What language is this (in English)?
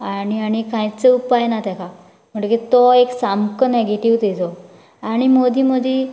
Konkani